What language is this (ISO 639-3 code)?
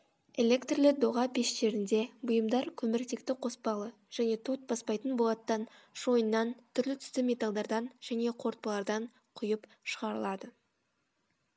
kaz